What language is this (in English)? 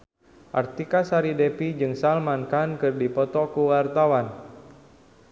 Sundanese